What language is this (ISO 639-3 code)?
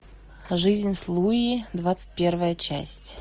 rus